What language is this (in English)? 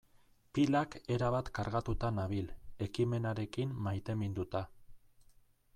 Basque